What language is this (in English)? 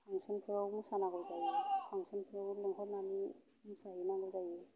Bodo